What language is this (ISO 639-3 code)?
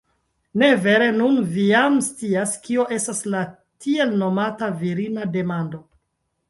epo